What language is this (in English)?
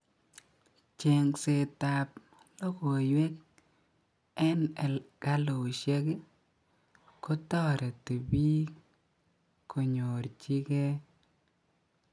Kalenjin